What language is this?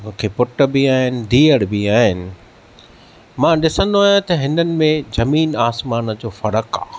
Sindhi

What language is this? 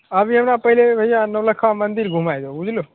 Maithili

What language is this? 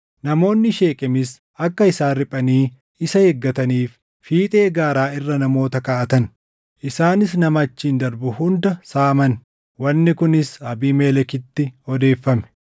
Oromo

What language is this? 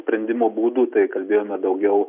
Lithuanian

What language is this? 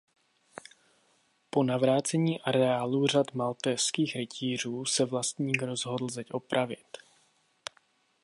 Czech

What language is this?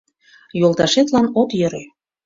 Mari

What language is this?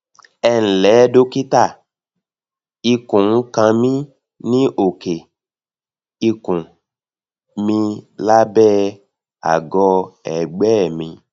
Yoruba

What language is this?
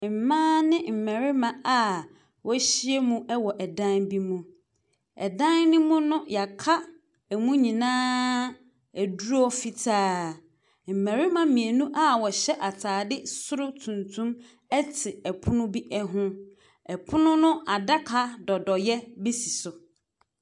Akan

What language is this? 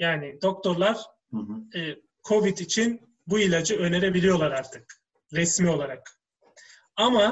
Turkish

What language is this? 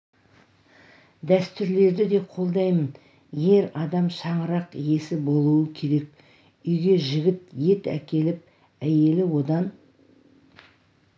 Kazakh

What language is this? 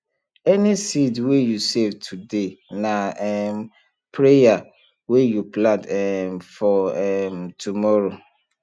Nigerian Pidgin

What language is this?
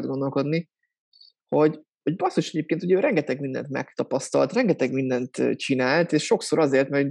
Hungarian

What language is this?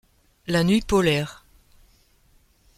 French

